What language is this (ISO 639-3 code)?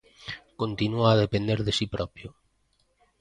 glg